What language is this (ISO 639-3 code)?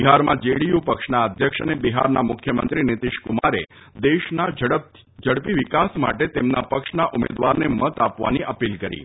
guj